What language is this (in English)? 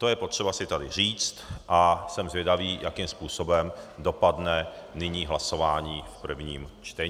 Czech